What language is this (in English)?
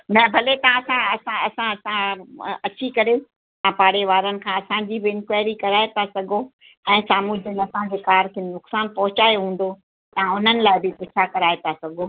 Sindhi